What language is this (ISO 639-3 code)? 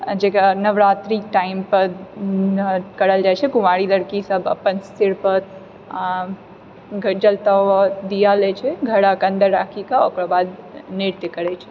mai